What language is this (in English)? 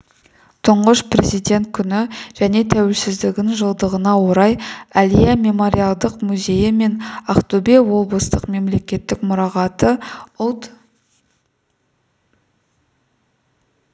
Kazakh